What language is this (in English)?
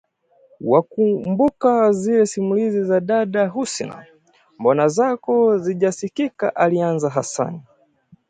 Swahili